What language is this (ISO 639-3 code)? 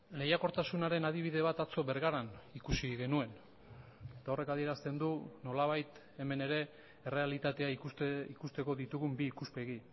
eus